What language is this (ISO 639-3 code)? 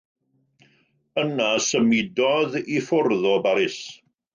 cym